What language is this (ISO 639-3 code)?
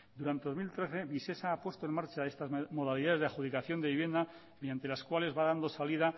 spa